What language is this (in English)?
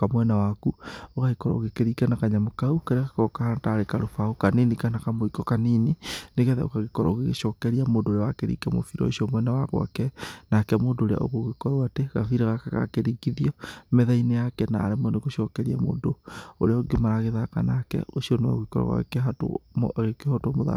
Kikuyu